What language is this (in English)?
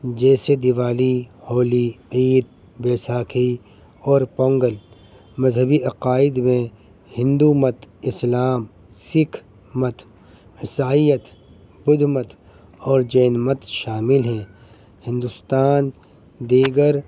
Urdu